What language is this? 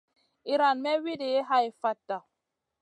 Masana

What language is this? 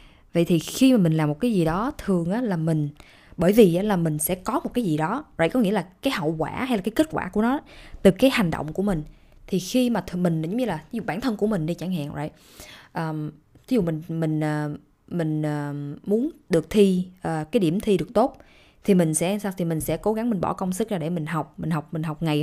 Vietnamese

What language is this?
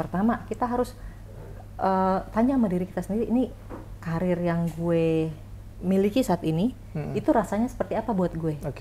Indonesian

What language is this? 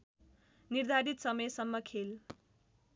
Nepali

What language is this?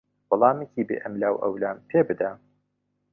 Central Kurdish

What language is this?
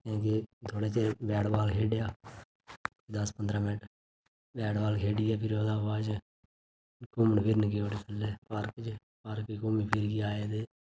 Dogri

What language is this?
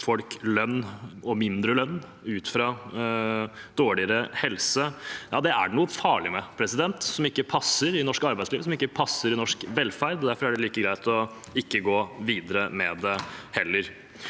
Norwegian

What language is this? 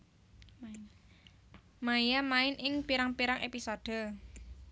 Javanese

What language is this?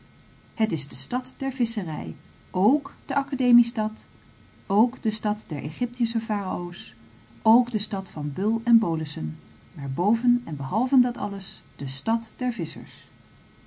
Dutch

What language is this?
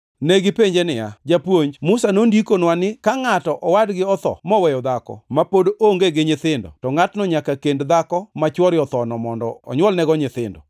Luo (Kenya and Tanzania)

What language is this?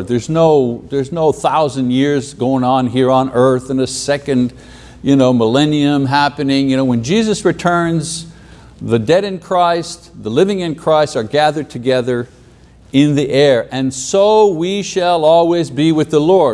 English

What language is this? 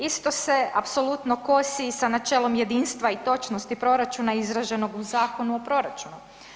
Croatian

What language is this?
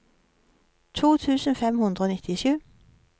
Norwegian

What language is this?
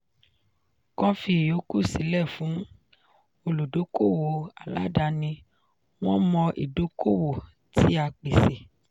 Yoruba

